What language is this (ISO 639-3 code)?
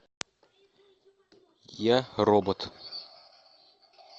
rus